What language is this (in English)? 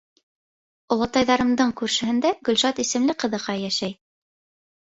Bashkir